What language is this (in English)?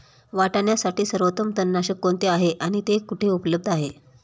Marathi